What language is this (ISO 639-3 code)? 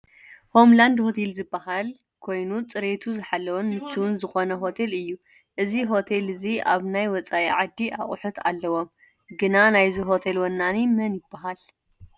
tir